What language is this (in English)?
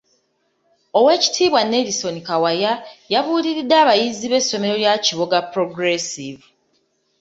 Ganda